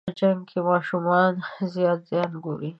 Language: Pashto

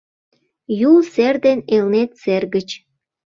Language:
Mari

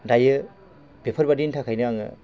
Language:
Bodo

